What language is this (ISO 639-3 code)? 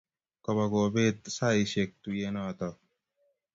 kln